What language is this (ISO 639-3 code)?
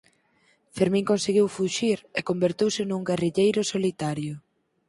glg